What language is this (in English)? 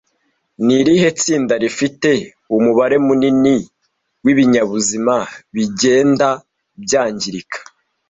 Kinyarwanda